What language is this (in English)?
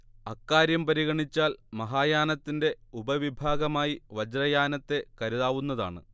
Malayalam